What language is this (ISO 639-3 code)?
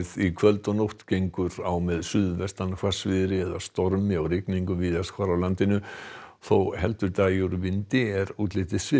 isl